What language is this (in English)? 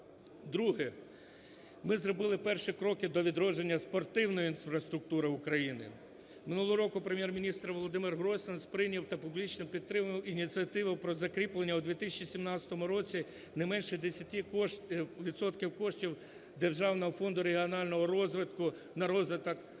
Ukrainian